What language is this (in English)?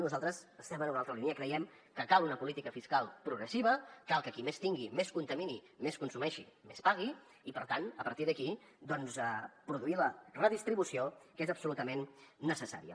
Catalan